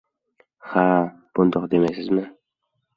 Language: Uzbek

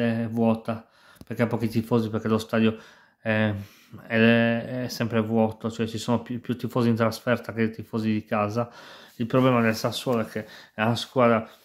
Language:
Italian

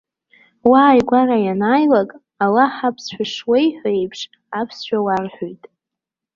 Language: Abkhazian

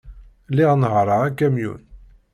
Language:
Kabyle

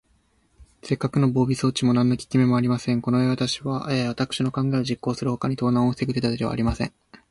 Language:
Japanese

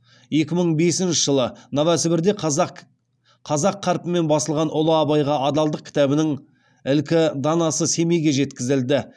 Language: Kazakh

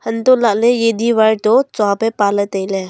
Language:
Wancho Naga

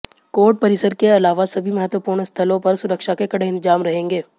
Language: Hindi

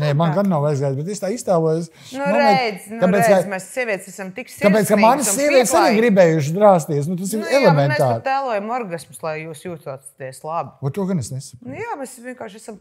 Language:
Latvian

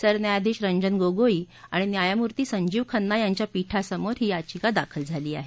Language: Marathi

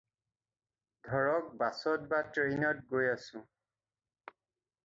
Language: Assamese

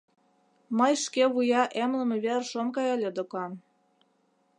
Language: Mari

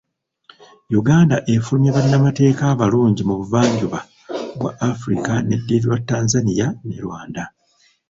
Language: Ganda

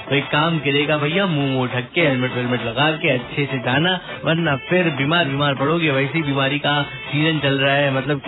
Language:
Hindi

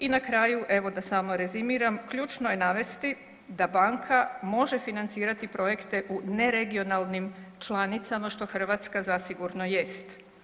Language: Croatian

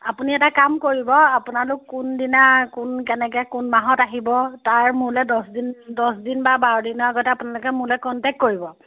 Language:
Assamese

